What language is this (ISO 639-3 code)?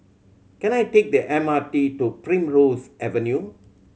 eng